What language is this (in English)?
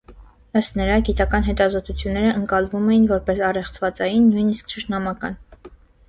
Armenian